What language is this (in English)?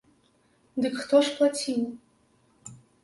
Belarusian